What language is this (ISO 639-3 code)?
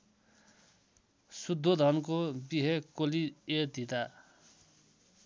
nep